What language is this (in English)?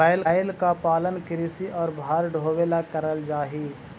Magahi